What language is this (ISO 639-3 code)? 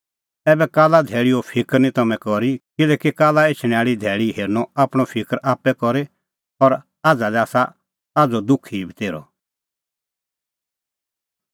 kfx